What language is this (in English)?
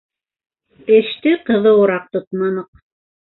Bashkir